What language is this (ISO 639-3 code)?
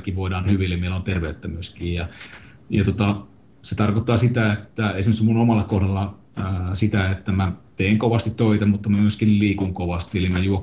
fin